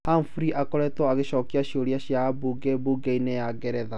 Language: Kikuyu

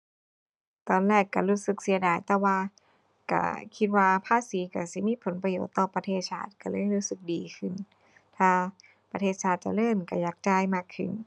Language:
Thai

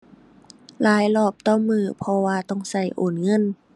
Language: Thai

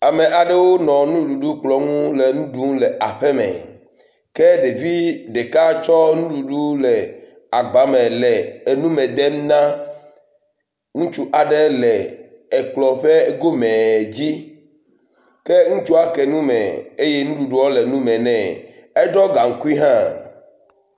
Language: Ewe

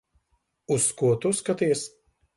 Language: Latvian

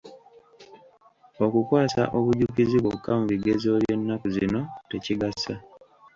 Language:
Ganda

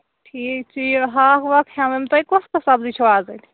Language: Kashmiri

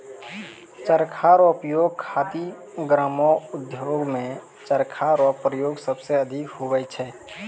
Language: Maithili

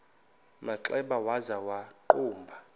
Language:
Xhosa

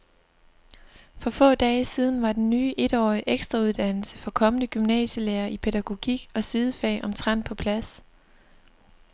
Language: Danish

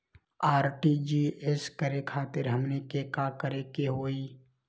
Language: Magahi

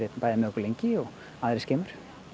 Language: Icelandic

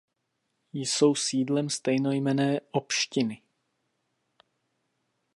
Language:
Czech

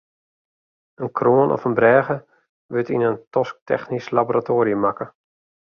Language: Western Frisian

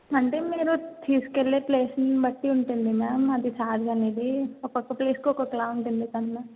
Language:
Telugu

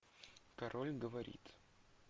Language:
Russian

